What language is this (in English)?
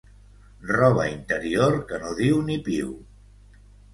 Catalan